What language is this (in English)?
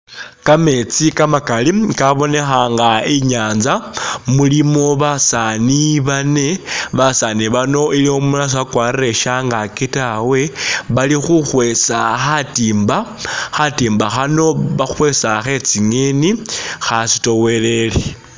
Masaaba